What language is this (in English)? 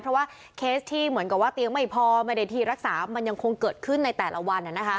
Thai